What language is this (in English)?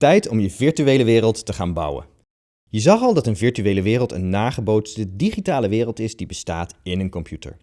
Dutch